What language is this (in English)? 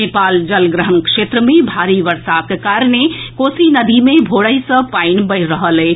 Maithili